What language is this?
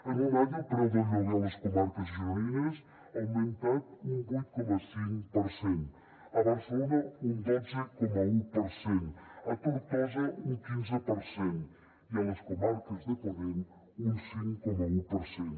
Catalan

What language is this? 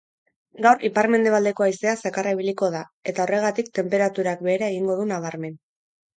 Basque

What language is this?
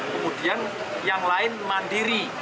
Indonesian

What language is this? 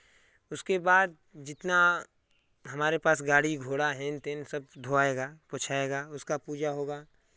Hindi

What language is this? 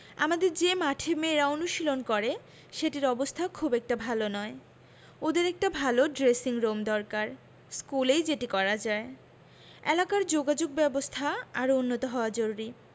Bangla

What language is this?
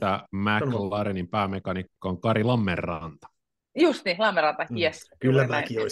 Finnish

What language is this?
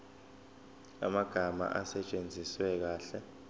Zulu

